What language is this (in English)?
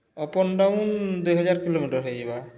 Odia